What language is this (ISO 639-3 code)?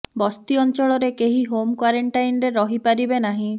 ori